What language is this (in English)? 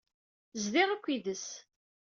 Kabyle